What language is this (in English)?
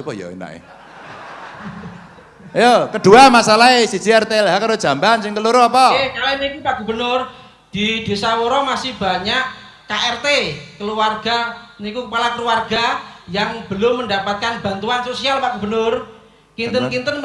Indonesian